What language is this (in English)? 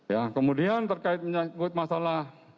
Indonesian